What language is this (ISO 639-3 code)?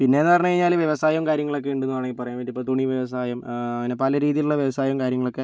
mal